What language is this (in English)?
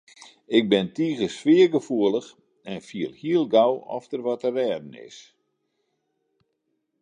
Western Frisian